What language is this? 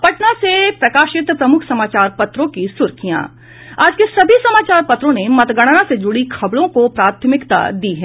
Hindi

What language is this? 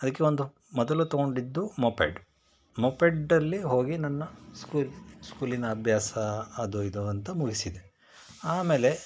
Kannada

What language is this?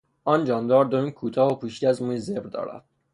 Persian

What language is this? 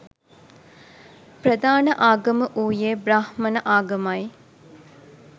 Sinhala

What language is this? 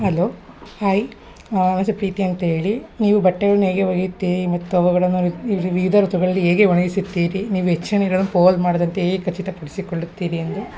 Kannada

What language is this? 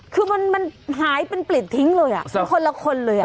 Thai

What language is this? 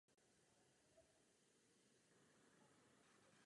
Czech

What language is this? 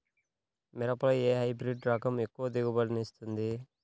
Telugu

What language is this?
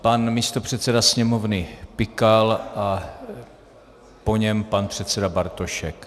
Czech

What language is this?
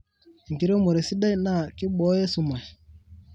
Masai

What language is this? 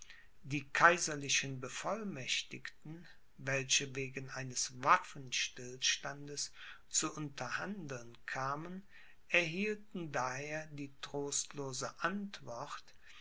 German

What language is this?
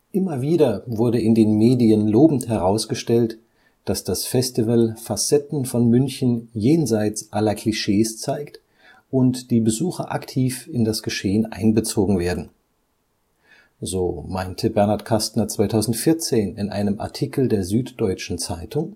German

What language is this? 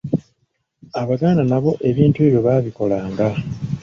Ganda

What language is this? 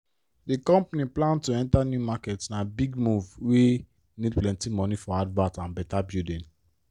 Nigerian Pidgin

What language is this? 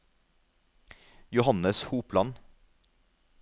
Norwegian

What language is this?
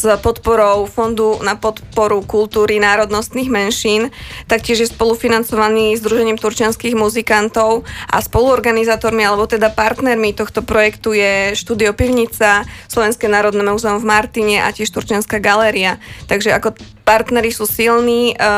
Slovak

